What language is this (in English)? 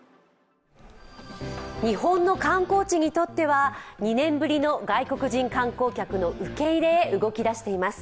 Japanese